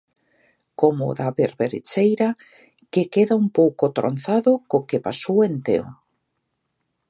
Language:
Galician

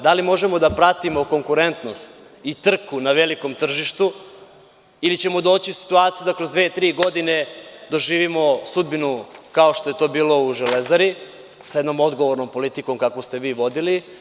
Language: Serbian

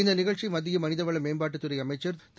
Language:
Tamil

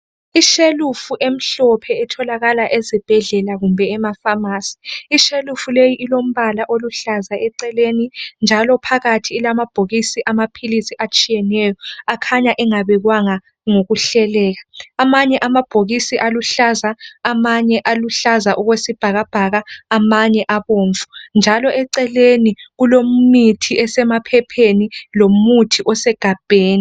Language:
North Ndebele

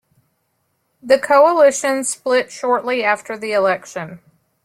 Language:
English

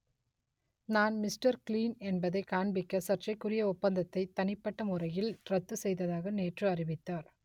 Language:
Tamil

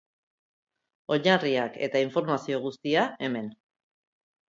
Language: Basque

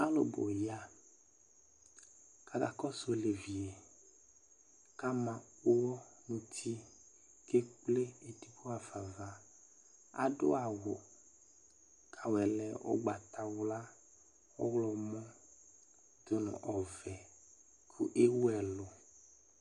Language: Ikposo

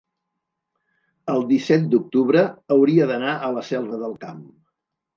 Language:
Catalan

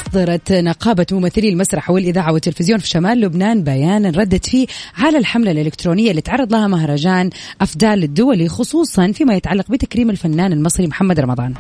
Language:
Arabic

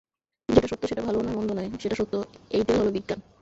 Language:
Bangla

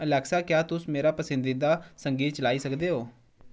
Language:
Dogri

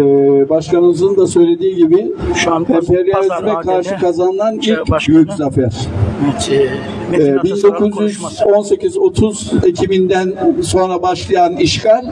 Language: Turkish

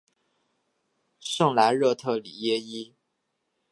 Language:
Chinese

